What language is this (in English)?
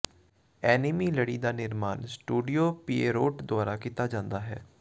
Punjabi